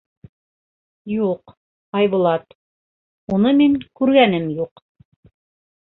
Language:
Bashkir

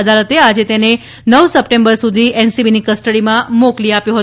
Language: Gujarati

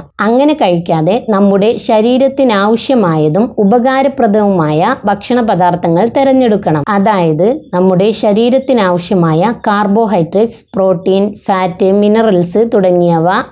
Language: Malayalam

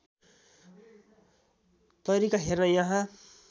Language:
Nepali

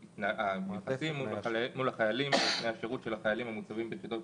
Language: Hebrew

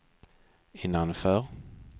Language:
Swedish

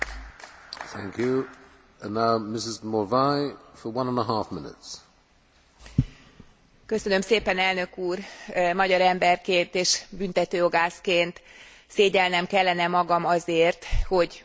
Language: Hungarian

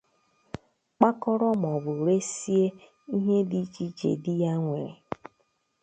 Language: Igbo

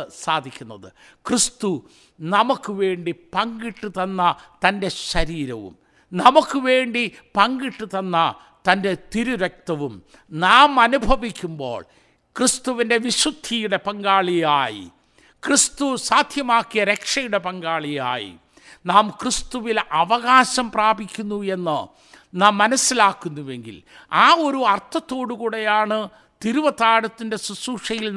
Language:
Malayalam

